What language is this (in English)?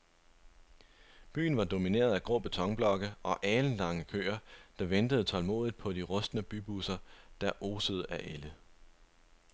Danish